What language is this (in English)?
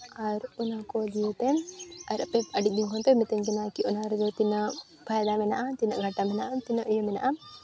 Santali